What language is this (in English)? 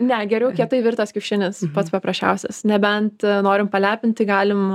Lithuanian